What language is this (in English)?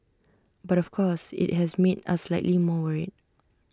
English